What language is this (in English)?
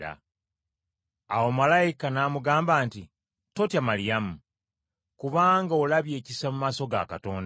Ganda